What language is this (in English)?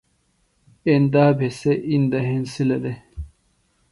Phalura